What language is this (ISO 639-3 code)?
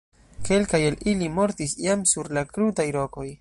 epo